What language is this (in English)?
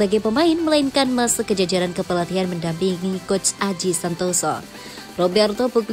Indonesian